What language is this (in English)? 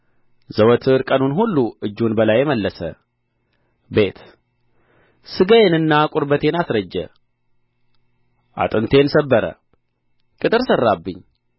Amharic